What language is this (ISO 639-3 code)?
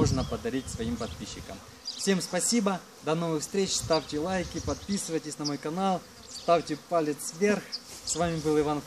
rus